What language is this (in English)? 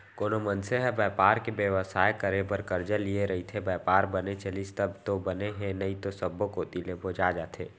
Chhattisgarhi